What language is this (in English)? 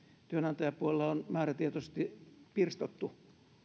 Finnish